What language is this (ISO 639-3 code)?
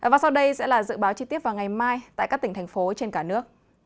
vie